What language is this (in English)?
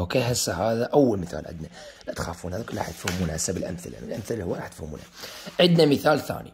Arabic